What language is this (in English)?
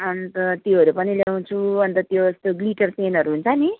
Nepali